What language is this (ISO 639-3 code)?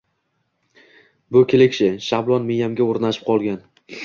uzb